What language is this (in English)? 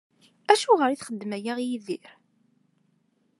Kabyle